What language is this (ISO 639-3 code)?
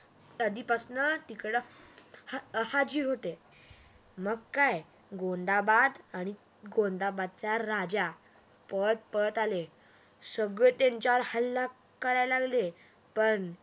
mar